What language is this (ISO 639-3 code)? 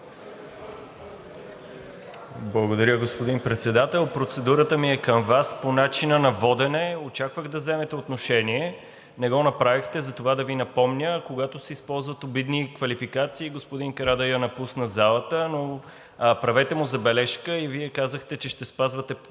bul